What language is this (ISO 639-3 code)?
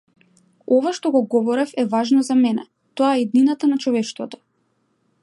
mkd